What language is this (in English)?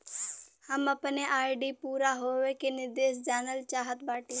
Bhojpuri